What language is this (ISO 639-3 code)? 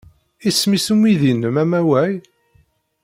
kab